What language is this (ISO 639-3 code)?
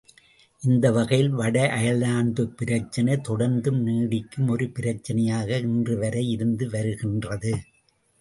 tam